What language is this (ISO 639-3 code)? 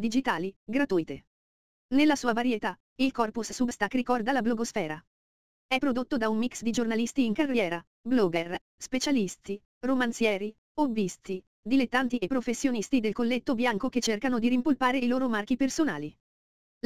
ita